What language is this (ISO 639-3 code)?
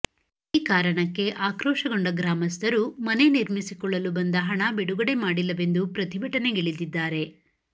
kan